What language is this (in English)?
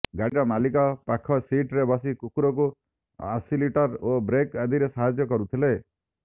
Odia